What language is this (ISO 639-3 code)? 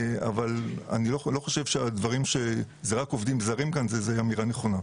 heb